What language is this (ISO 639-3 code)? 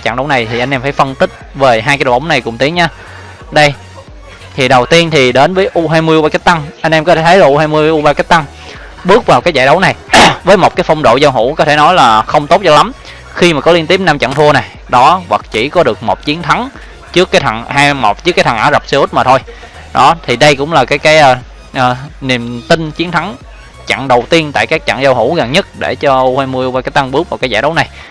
vie